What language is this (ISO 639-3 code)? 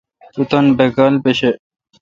xka